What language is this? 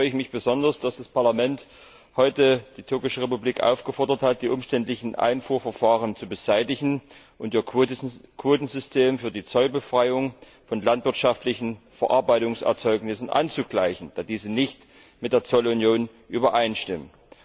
German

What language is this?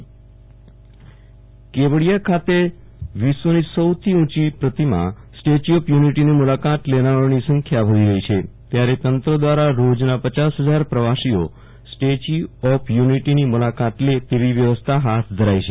Gujarati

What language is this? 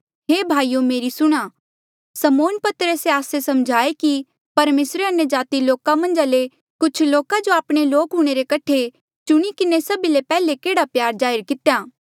Mandeali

